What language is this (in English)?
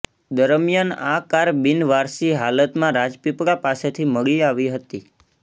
Gujarati